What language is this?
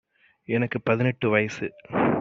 Tamil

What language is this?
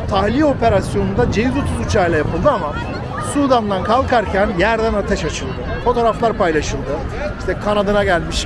Turkish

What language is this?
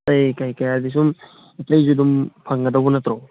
Manipuri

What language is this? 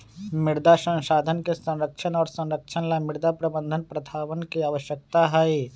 Magahi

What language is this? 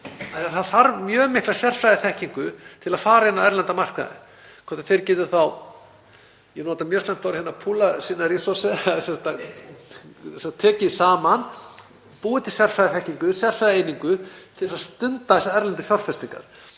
Icelandic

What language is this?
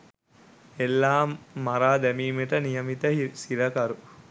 Sinhala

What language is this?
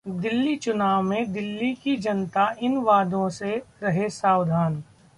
Hindi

